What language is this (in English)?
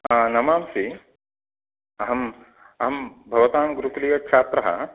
Sanskrit